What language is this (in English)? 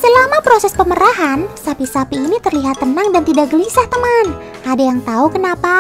Indonesian